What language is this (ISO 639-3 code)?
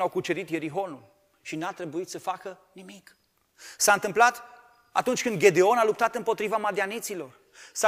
ron